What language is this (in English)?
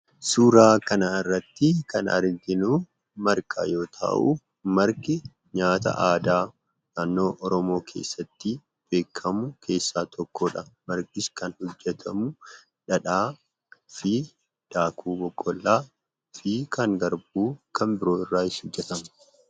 Oromo